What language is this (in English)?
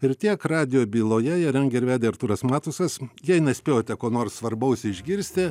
Lithuanian